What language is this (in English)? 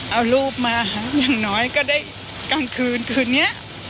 Thai